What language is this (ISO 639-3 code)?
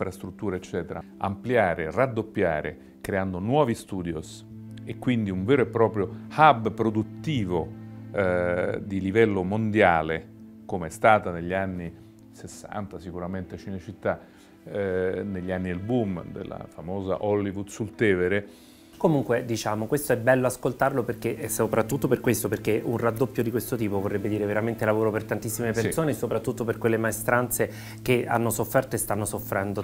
ita